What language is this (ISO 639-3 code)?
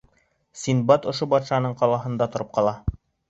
bak